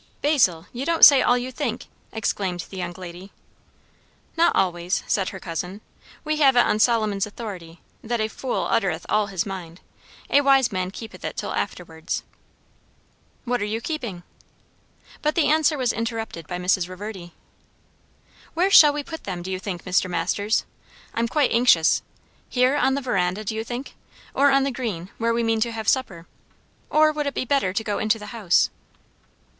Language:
English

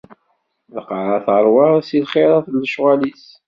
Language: Kabyle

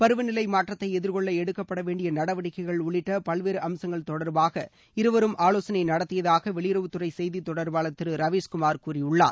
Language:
Tamil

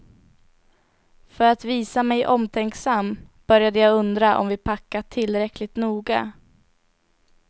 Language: Swedish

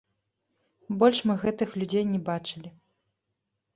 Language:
Belarusian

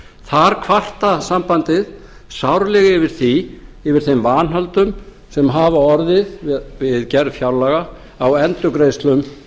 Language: Icelandic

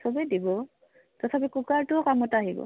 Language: Assamese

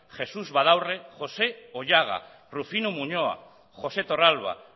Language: Basque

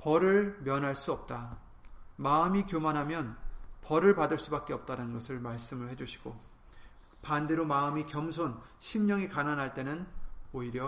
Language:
Korean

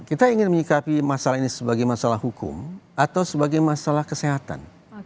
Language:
Indonesian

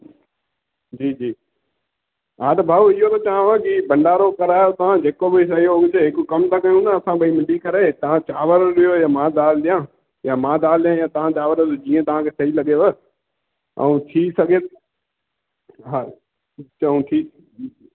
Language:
Sindhi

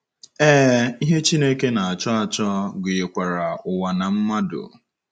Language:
Igbo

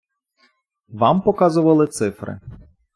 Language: Ukrainian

